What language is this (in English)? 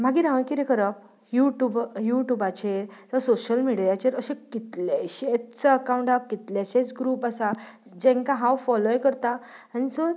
Konkani